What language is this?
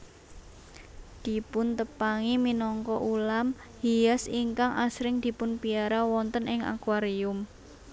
Javanese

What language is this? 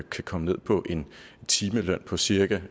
Danish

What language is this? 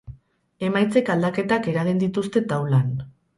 Basque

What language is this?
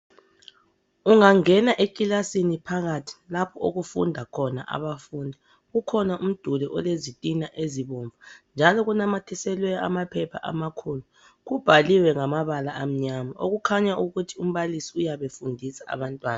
North Ndebele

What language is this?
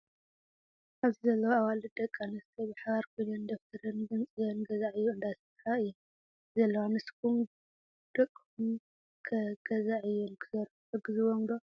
Tigrinya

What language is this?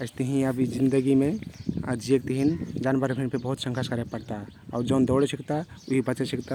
Kathoriya Tharu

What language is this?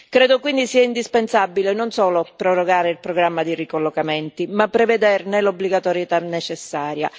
Italian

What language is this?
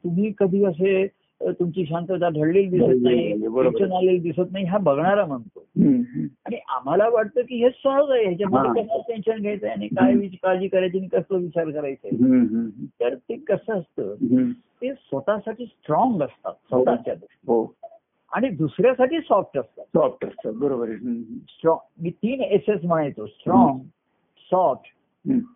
Marathi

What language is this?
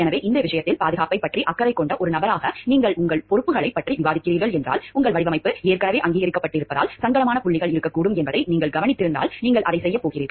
Tamil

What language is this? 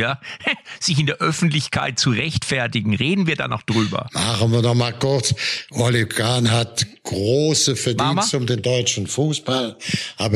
German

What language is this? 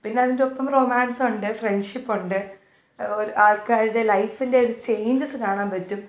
Malayalam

